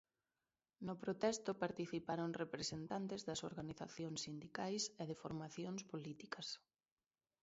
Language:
Galician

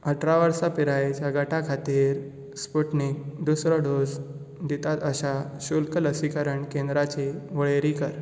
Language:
Konkani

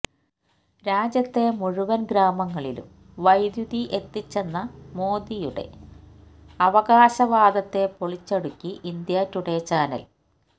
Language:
Malayalam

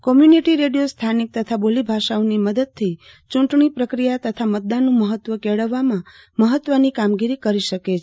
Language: Gujarati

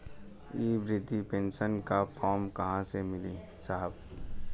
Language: Bhojpuri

